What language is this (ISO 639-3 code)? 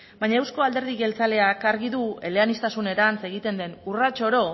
eus